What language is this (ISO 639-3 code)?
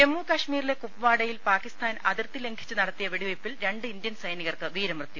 mal